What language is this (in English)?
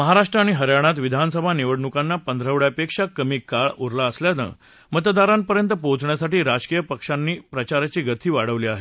Marathi